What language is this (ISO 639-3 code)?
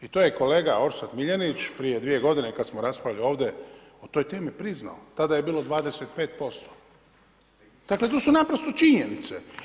hrv